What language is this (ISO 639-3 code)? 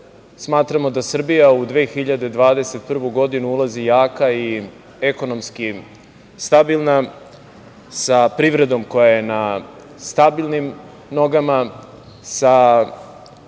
srp